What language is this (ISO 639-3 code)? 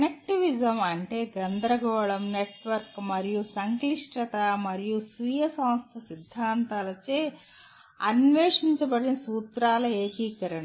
tel